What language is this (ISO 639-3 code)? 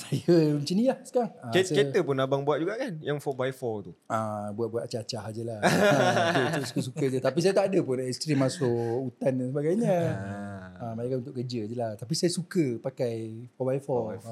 msa